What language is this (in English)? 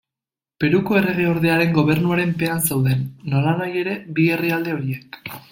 Basque